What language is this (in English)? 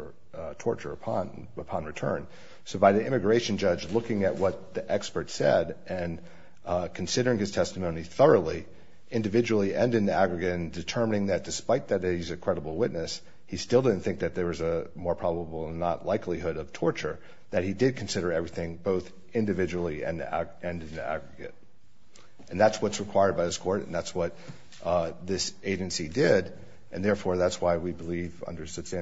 English